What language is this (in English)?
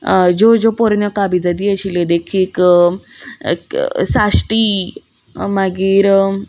Konkani